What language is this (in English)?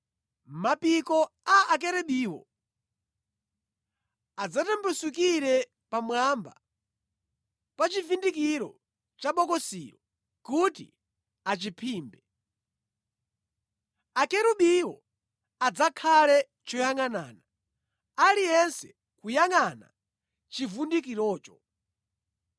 Nyanja